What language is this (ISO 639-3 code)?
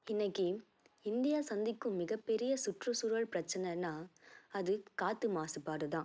tam